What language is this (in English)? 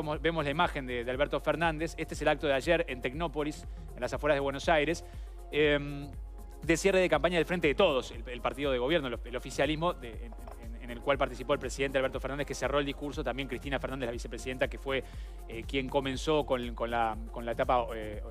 Spanish